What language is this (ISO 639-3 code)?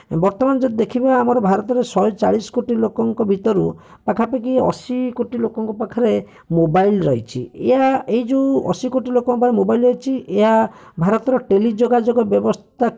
ori